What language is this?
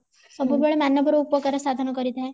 Odia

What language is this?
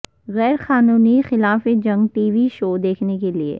Urdu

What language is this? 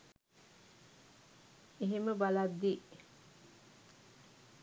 Sinhala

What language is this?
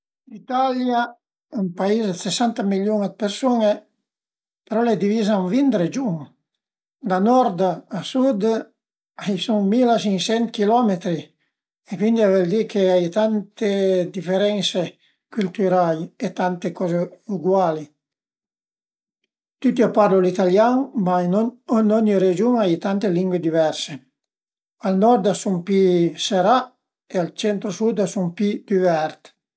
Piedmontese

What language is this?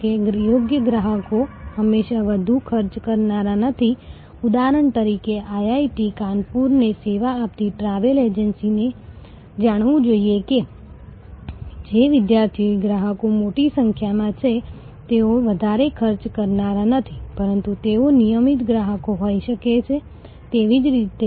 Gujarati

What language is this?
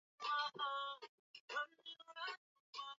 Swahili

